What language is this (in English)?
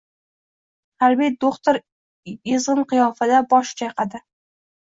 Uzbek